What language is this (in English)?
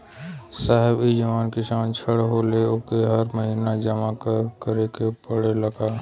Bhojpuri